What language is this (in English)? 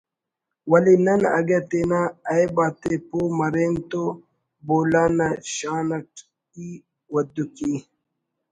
Brahui